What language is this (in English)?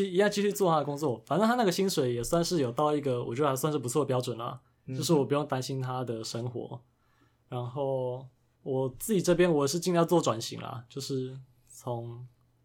Chinese